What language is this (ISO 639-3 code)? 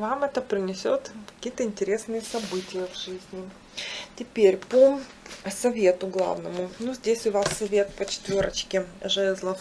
rus